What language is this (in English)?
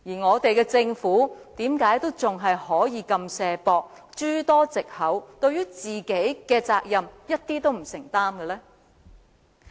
Cantonese